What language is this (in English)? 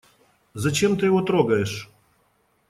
Russian